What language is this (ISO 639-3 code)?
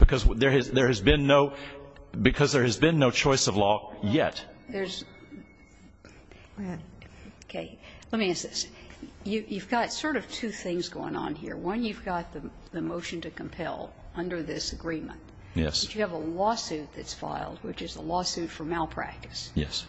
eng